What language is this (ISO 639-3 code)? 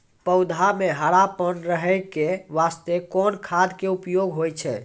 mai